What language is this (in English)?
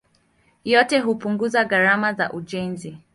Swahili